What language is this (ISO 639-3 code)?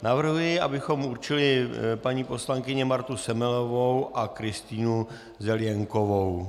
ces